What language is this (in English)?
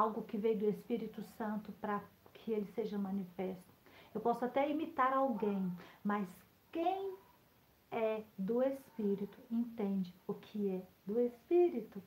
Portuguese